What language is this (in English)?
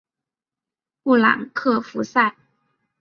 Chinese